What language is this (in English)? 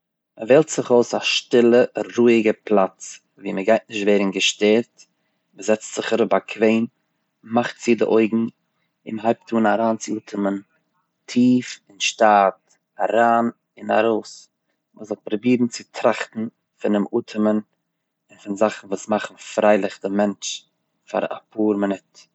Yiddish